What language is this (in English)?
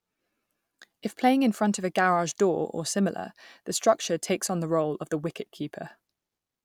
English